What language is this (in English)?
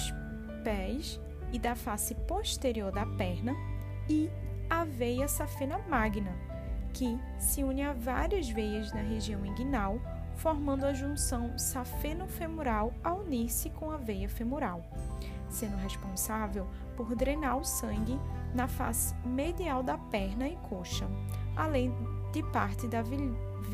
Portuguese